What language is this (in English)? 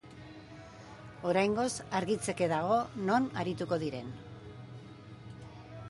Basque